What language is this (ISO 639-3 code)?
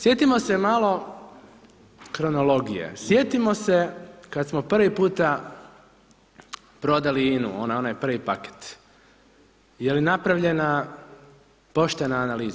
hrv